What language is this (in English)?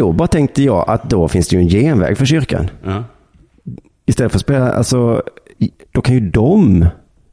Swedish